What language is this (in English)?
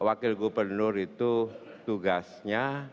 Indonesian